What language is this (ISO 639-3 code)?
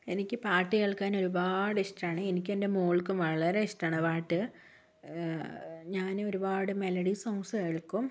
mal